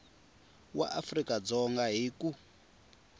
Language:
Tsonga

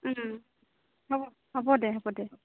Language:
Assamese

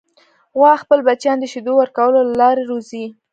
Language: Pashto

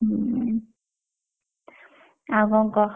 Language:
Odia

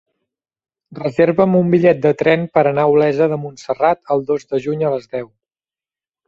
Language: Catalan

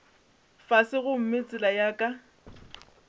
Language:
Northern Sotho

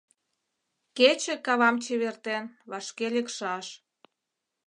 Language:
Mari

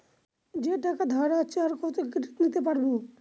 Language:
Bangla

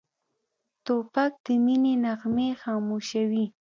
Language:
Pashto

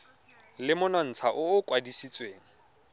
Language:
Tswana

